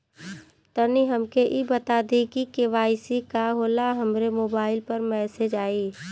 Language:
Bhojpuri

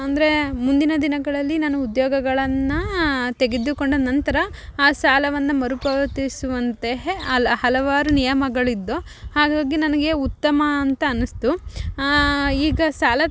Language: Kannada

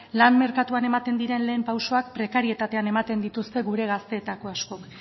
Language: Basque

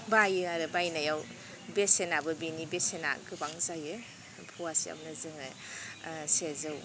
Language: Bodo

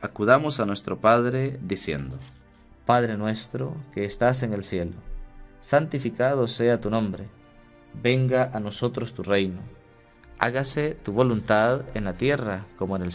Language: Spanish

